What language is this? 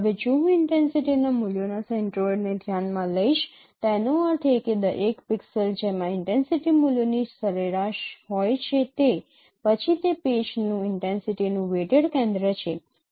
Gujarati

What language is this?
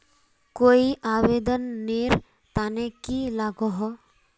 Magahi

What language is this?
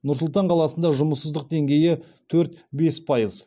Kazakh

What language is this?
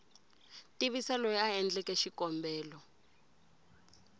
Tsonga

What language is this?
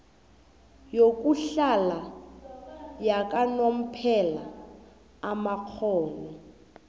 South Ndebele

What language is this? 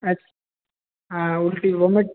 Hindi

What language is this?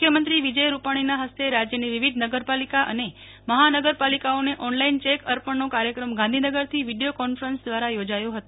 Gujarati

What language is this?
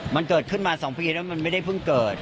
Thai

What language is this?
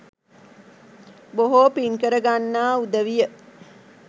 Sinhala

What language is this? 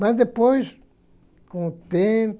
Portuguese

